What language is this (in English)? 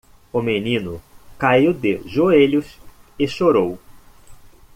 Portuguese